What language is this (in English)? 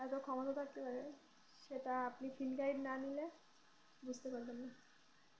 Bangla